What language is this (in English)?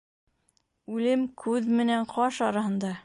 Bashkir